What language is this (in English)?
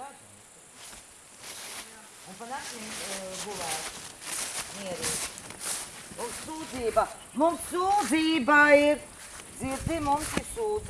Dutch